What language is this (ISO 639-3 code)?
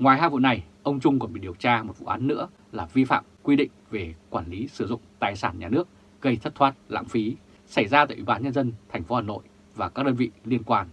vie